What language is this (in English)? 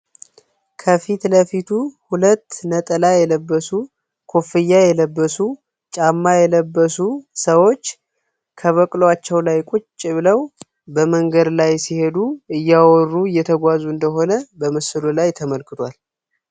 Amharic